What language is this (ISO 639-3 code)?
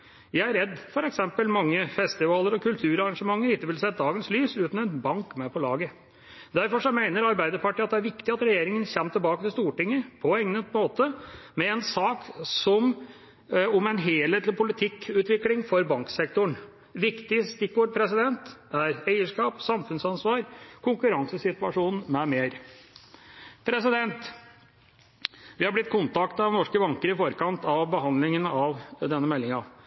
nob